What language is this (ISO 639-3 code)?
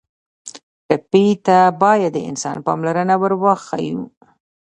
pus